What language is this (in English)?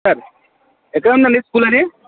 Telugu